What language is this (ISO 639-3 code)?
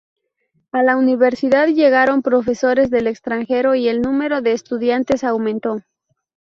spa